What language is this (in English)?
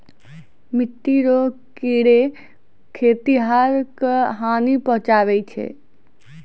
Maithili